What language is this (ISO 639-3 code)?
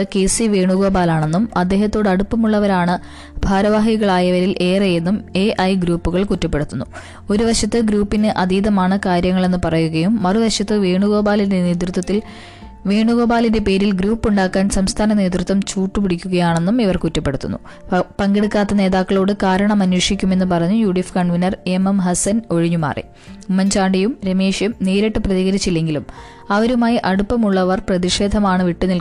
mal